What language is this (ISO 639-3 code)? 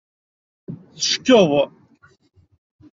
kab